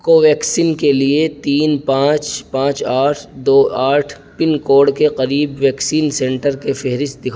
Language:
Urdu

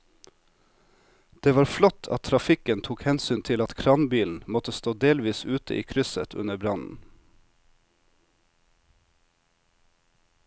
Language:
Norwegian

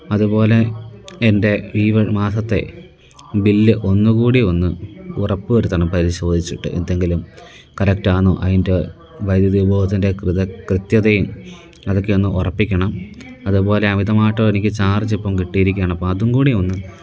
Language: Malayalam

